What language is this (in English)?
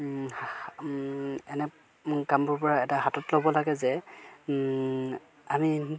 Assamese